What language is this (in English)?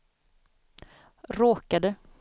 Swedish